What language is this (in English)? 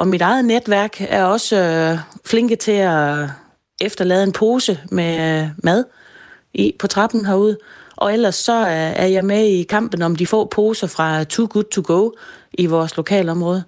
Danish